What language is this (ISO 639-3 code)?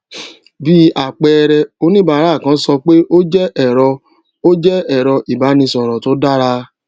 yor